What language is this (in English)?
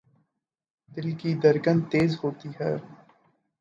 Urdu